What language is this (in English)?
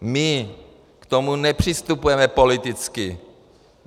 Czech